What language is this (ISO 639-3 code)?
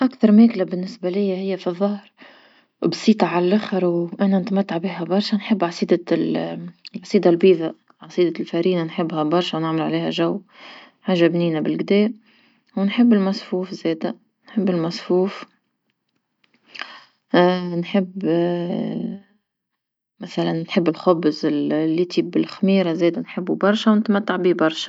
aeb